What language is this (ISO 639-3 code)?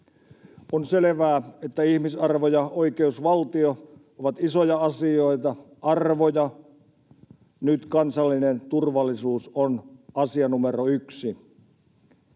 fin